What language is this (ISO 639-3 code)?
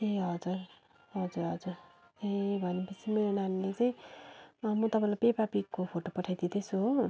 nep